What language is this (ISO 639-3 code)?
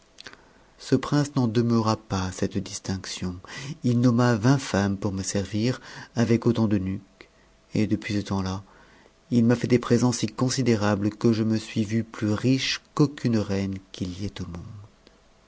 fra